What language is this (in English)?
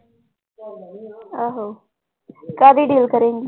Punjabi